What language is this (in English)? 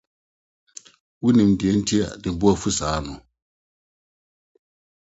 Akan